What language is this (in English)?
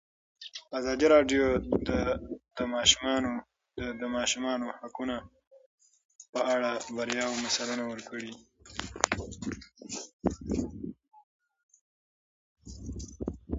Pashto